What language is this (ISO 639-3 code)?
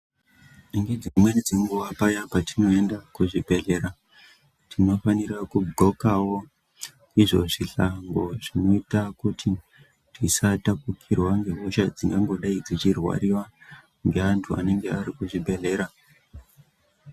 ndc